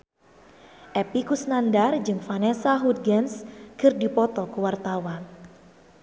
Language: Sundanese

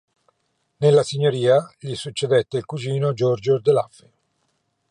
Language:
Italian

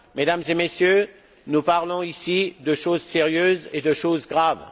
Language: French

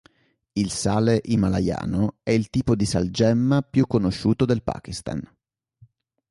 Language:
Italian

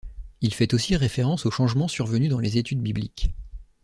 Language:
French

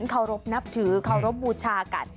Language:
Thai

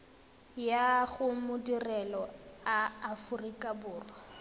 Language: Tswana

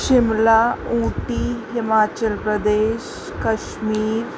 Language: Sindhi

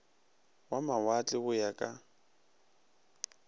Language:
Northern Sotho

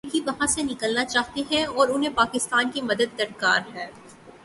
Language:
Urdu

